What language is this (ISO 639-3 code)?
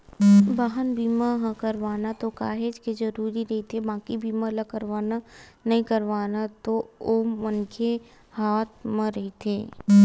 hne